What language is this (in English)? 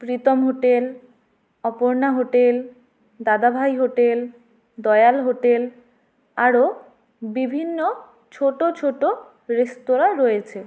Bangla